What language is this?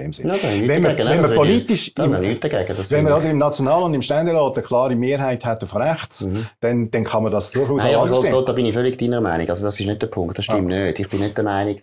German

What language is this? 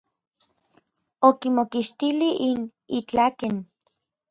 Orizaba Nahuatl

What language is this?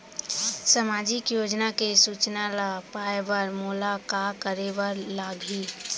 Chhattisgarhi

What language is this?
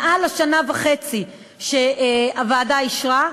Hebrew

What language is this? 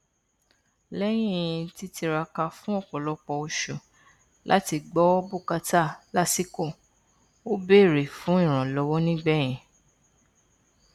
Yoruba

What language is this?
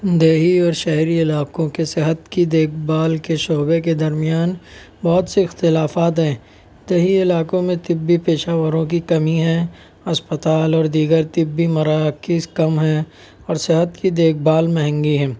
Urdu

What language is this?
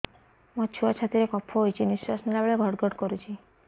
Odia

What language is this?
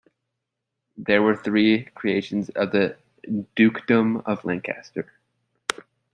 English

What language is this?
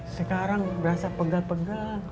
Indonesian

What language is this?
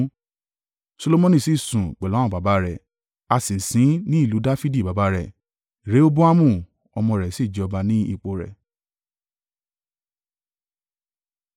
Yoruba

